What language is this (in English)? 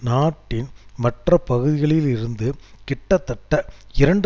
Tamil